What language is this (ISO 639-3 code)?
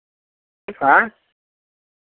mai